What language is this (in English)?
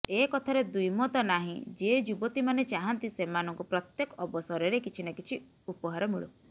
Odia